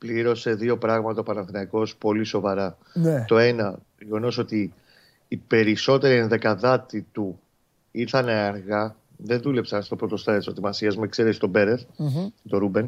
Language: Greek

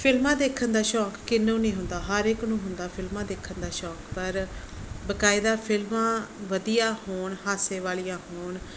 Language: Punjabi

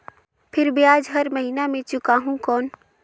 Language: Chhattisgarhi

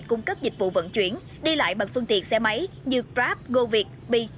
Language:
Vietnamese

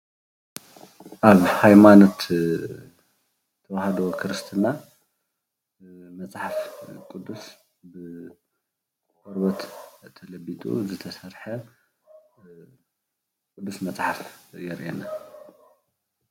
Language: Tigrinya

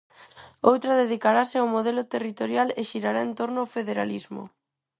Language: Galician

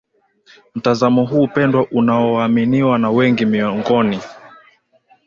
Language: Swahili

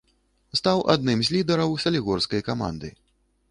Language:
Belarusian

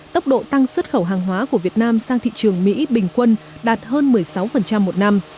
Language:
Vietnamese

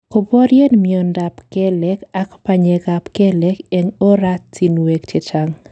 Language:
Kalenjin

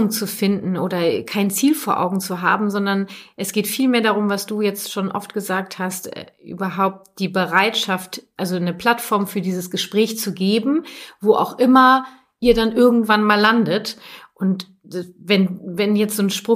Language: German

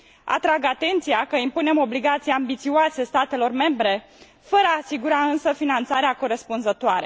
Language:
Romanian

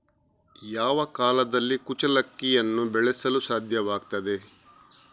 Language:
Kannada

